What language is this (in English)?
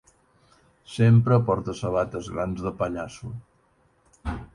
Catalan